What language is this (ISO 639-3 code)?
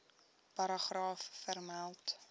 afr